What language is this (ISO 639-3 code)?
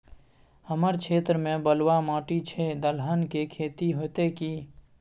mai